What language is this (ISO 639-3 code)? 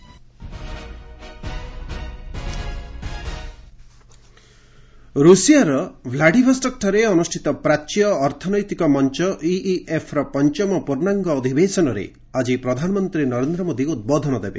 ori